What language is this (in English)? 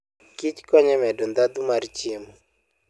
Luo (Kenya and Tanzania)